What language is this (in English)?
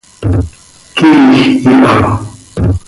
Seri